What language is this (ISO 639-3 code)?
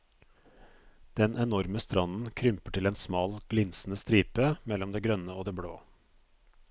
nor